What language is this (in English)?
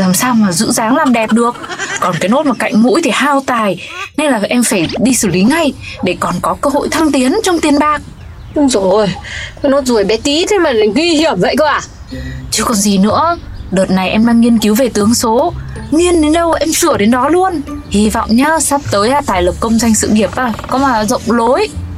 Vietnamese